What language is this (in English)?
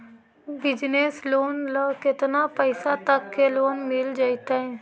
Magahi